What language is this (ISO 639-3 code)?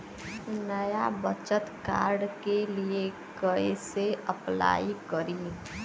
bho